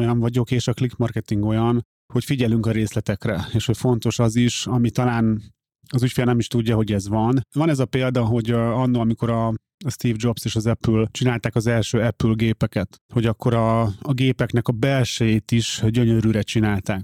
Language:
Hungarian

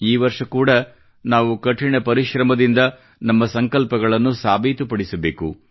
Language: Kannada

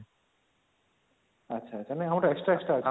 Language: Odia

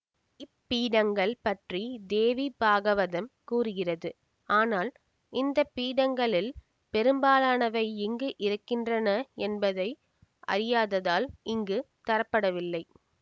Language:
Tamil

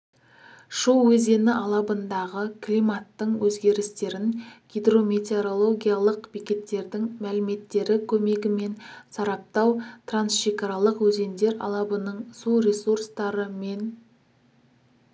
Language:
Kazakh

